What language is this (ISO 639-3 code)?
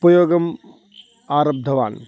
san